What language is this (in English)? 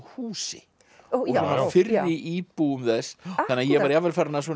Icelandic